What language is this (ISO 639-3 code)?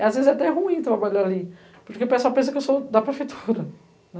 por